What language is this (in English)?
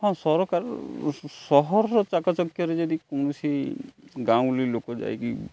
Odia